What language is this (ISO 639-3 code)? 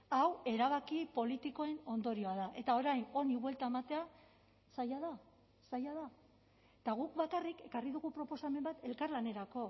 eus